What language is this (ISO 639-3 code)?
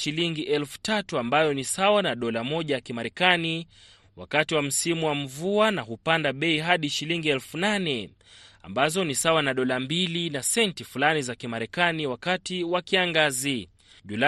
swa